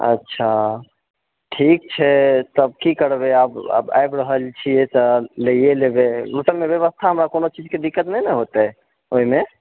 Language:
Maithili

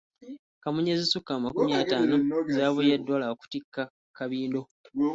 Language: Ganda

